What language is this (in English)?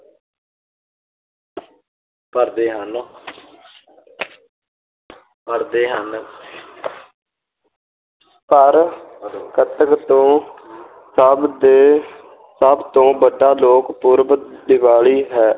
Punjabi